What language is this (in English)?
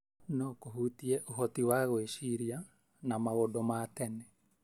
Kikuyu